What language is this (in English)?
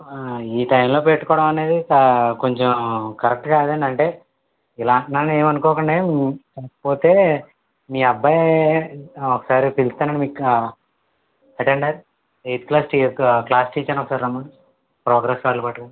Telugu